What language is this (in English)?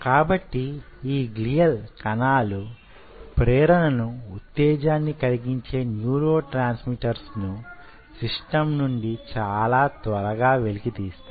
Telugu